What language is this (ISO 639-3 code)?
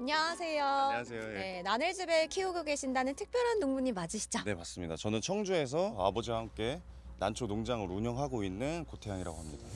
kor